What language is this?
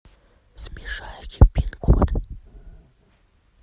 Russian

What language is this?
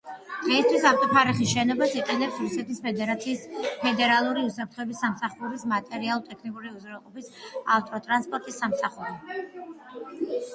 Georgian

